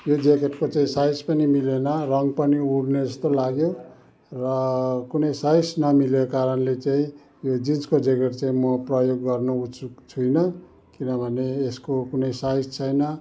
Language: Nepali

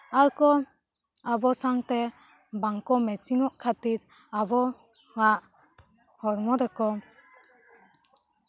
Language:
Santali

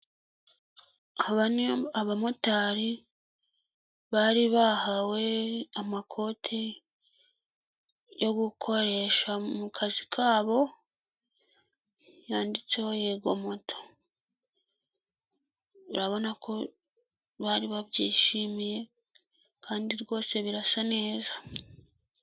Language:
Kinyarwanda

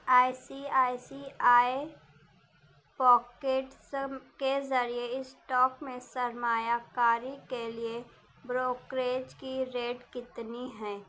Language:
Urdu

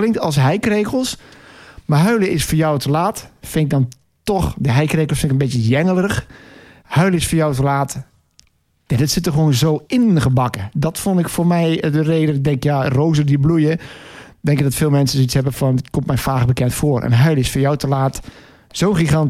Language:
Dutch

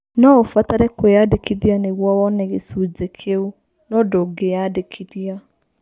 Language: Kikuyu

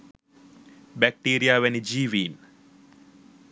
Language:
Sinhala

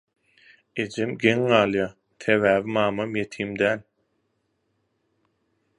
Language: Turkmen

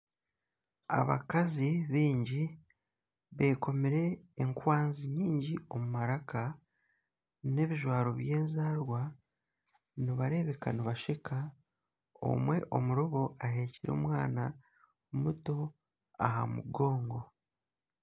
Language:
Nyankole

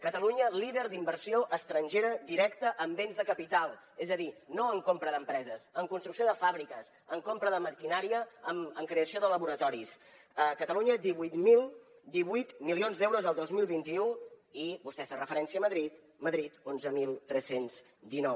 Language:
Catalan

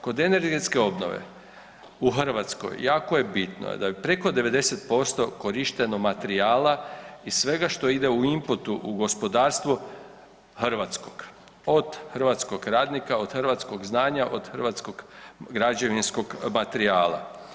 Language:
Croatian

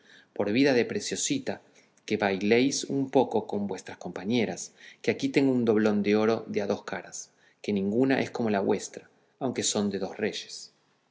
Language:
Spanish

